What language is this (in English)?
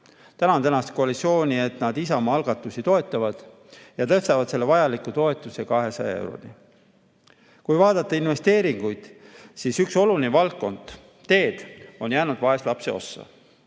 Estonian